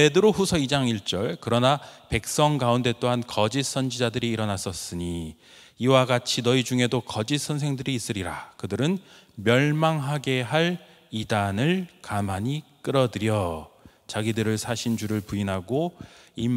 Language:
Korean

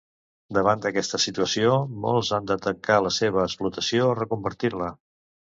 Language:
Catalan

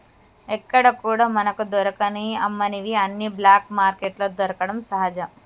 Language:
Telugu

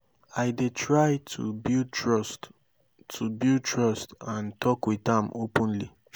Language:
Nigerian Pidgin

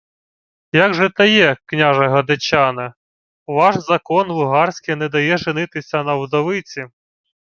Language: Ukrainian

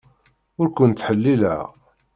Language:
Kabyle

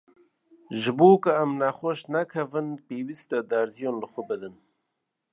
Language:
Kurdish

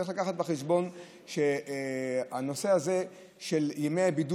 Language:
Hebrew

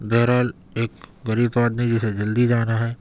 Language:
Urdu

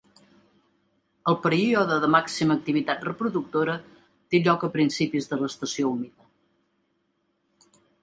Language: Catalan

